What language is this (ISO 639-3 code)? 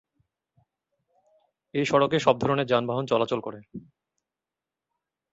ben